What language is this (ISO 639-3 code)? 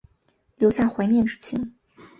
zho